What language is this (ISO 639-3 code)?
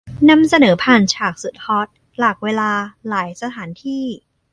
tha